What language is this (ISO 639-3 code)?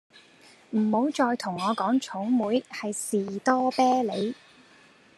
yue